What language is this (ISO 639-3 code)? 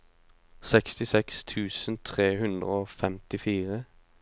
nor